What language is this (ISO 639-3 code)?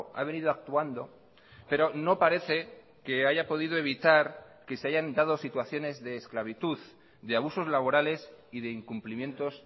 spa